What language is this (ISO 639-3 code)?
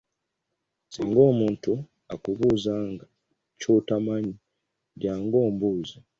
lug